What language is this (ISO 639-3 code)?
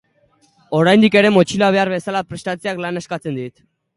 eus